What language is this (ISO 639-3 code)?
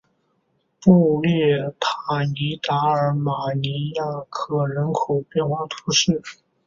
zho